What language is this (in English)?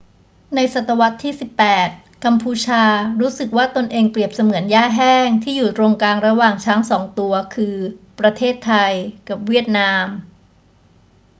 Thai